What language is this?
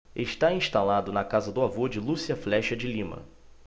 Portuguese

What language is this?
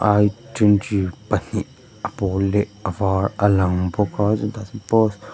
Mizo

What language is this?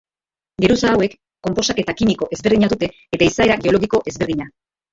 Basque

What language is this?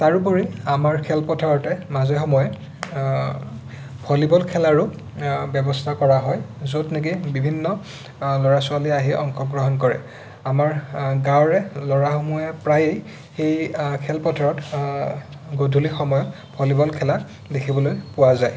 Assamese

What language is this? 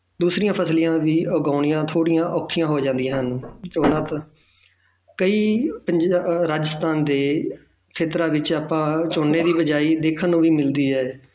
Punjabi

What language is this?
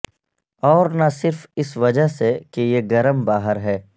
Urdu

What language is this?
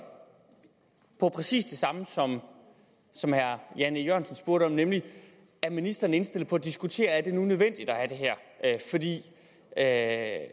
Danish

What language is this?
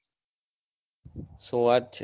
Gujarati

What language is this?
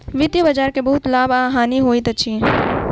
Maithili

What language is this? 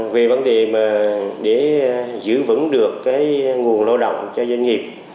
Vietnamese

